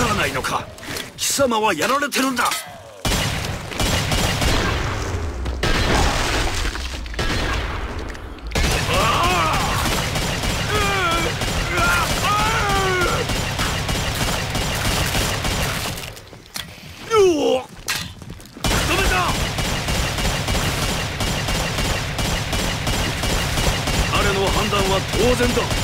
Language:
Japanese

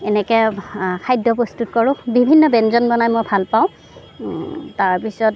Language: Assamese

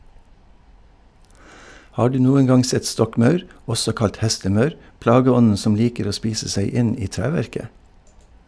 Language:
Norwegian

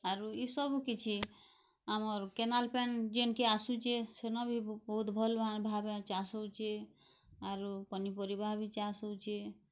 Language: Odia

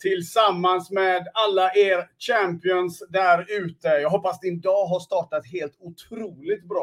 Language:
Swedish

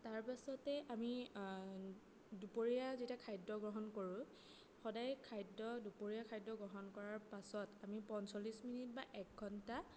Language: Assamese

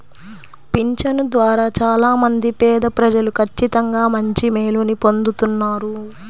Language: Telugu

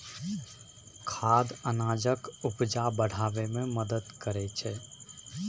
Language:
Maithili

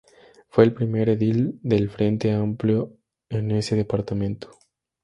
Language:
Spanish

